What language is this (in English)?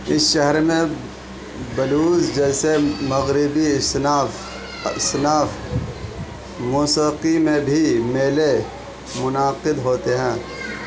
Urdu